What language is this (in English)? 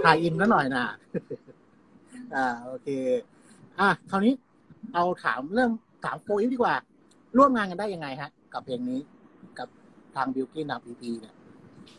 Thai